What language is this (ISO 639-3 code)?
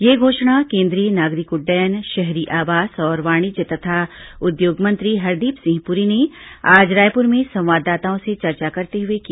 hin